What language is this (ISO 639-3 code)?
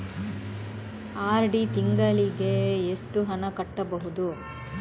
kan